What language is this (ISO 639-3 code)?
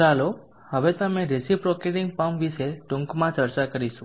guj